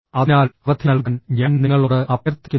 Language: Malayalam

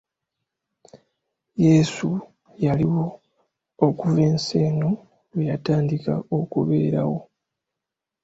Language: Ganda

